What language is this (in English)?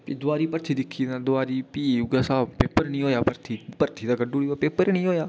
Dogri